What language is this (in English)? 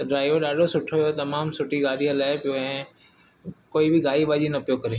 Sindhi